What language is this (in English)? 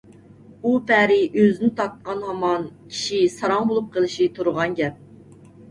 Uyghur